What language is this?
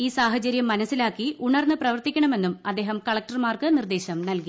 Malayalam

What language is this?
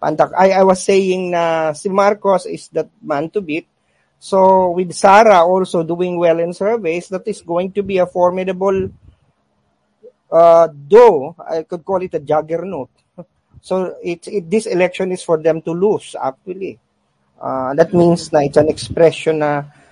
Filipino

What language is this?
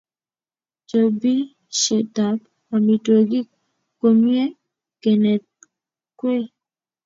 Kalenjin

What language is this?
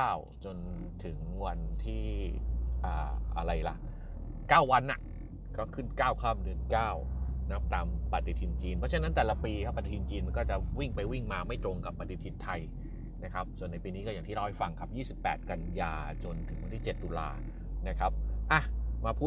Thai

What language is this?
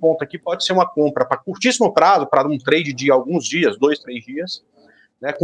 Portuguese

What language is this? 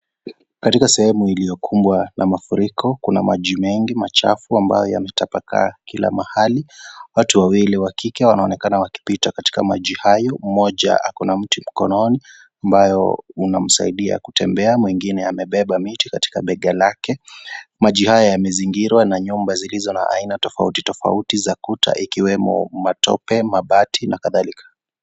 Swahili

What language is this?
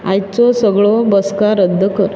Konkani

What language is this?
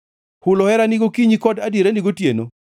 Luo (Kenya and Tanzania)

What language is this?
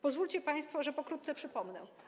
Polish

